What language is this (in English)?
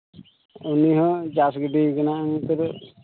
Santali